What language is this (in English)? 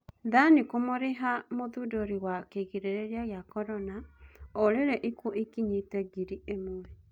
Kikuyu